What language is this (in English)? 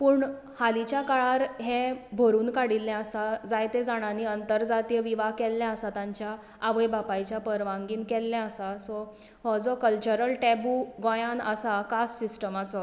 Konkani